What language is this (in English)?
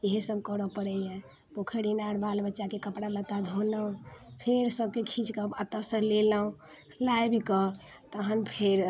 Maithili